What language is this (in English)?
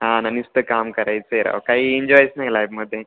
Marathi